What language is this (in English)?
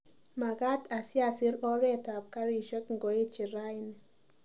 Kalenjin